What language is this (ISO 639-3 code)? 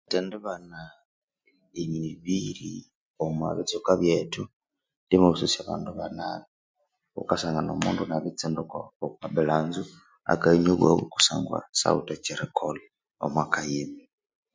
koo